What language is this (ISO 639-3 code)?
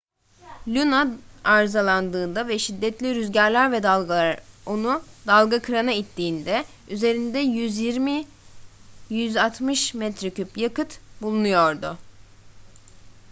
tur